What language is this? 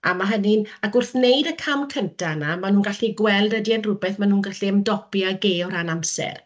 Welsh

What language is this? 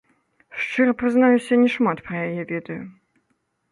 Belarusian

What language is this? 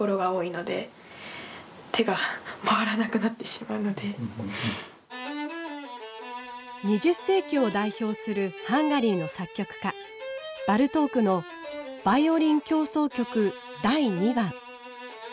Japanese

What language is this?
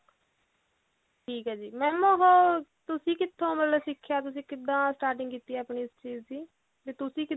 Punjabi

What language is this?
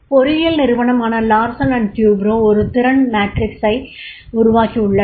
Tamil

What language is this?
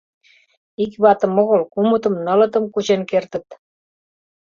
Mari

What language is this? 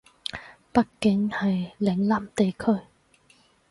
Cantonese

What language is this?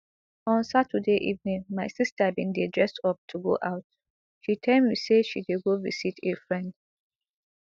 Nigerian Pidgin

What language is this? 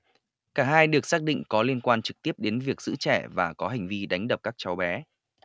Vietnamese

